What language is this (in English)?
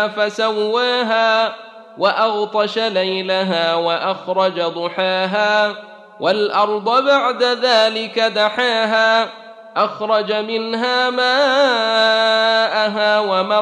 Arabic